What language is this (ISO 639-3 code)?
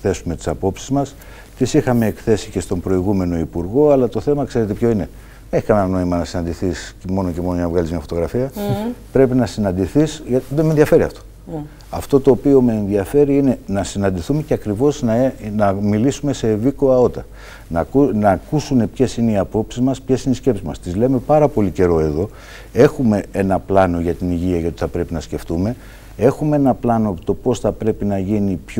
ell